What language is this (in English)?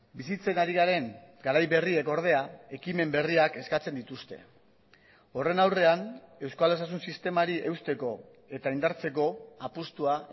Basque